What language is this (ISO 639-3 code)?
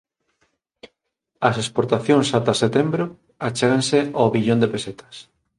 glg